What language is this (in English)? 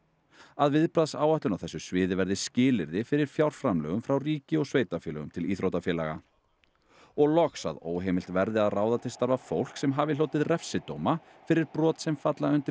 Icelandic